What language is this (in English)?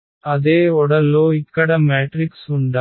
Telugu